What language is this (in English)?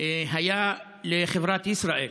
Hebrew